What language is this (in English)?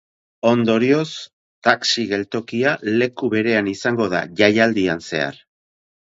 Basque